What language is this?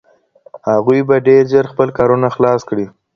Pashto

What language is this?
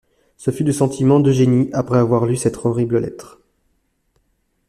French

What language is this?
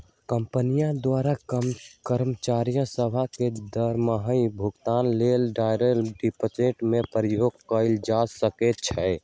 Magahi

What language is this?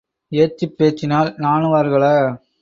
Tamil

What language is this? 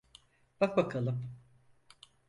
Turkish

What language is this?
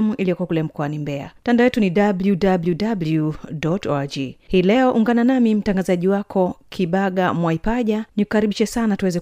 Swahili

